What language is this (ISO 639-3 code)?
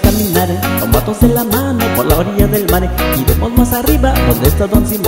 ind